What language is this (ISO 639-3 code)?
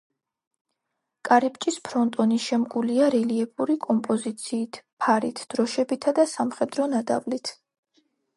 kat